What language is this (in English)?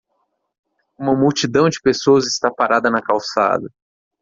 Portuguese